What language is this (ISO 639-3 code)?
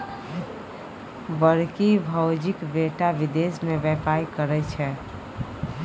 mai